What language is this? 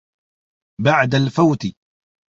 Arabic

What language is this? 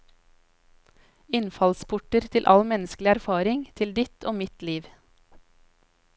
Norwegian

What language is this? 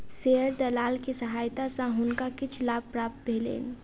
Maithili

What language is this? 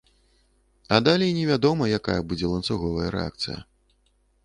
Belarusian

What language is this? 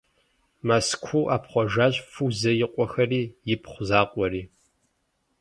Kabardian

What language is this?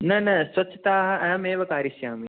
Sanskrit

